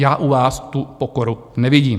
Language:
Czech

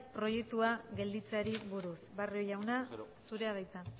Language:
Basque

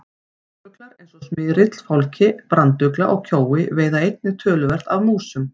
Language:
Icelandic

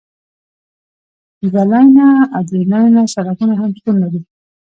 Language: Pashto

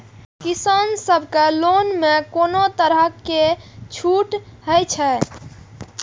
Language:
Maithili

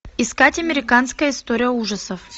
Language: Russian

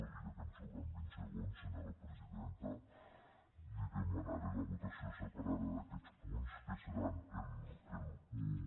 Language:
Catalan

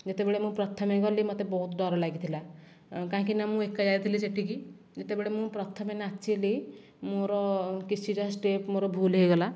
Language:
Odia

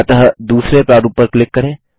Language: Hindi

